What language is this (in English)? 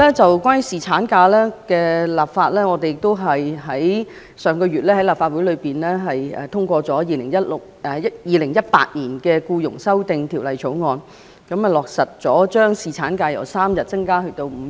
Cantonese